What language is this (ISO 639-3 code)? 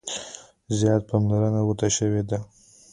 pus